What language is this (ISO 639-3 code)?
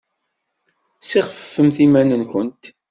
kab